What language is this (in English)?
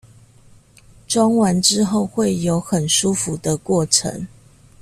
Chinese